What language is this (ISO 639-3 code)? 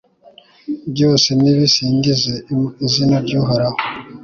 kin